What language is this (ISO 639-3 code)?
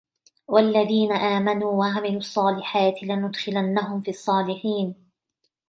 ara